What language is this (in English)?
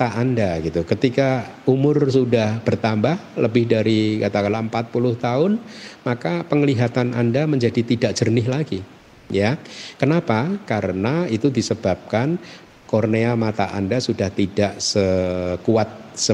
Indonesian